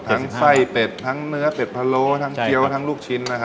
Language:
Thai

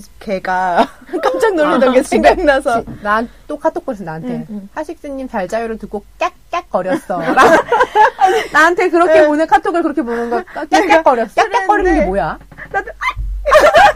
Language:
Korean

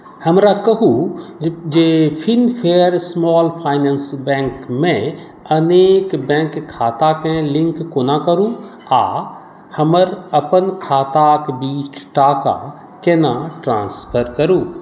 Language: Maithili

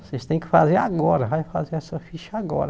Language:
Portuguese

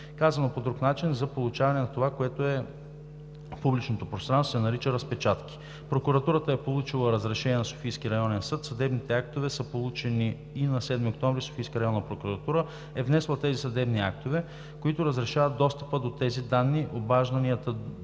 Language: Bulgarian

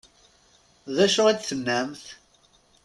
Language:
Kabyle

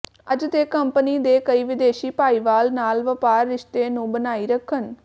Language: Punjabi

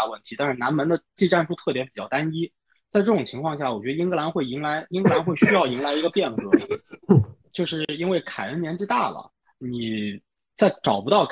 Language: Chinese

